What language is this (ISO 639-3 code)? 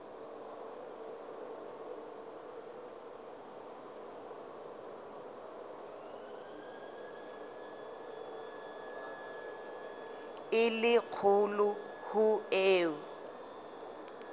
sot